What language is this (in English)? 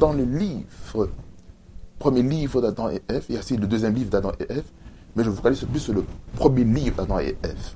French